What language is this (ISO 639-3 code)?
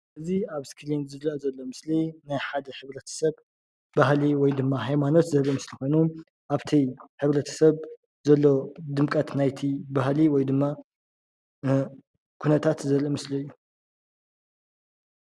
tir